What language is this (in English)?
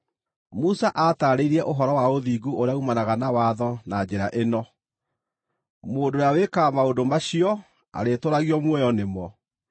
Kikuyu